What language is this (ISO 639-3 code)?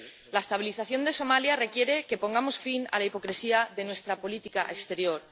spa